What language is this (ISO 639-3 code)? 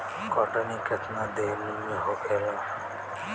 bho